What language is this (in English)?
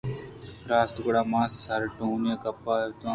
Eastern Balochi